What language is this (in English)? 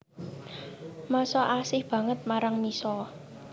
Javanese